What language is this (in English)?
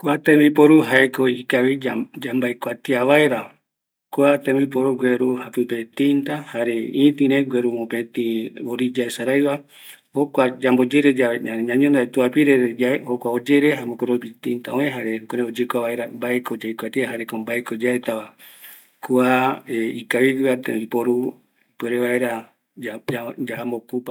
Eastern Bolivian Guaraní